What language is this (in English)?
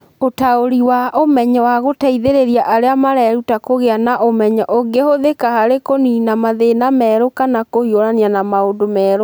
Kikuyu